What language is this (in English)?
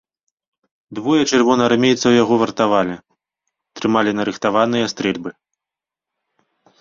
Belarusian